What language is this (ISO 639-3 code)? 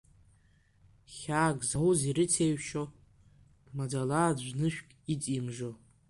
abk